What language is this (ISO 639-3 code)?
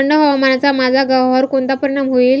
mar